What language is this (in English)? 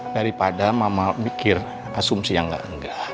Indonesian